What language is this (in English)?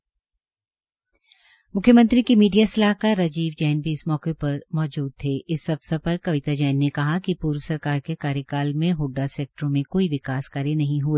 Hindi